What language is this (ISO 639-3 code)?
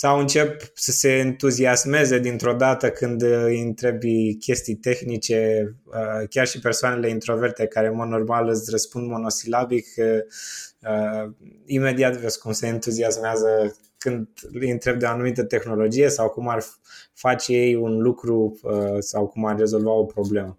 ron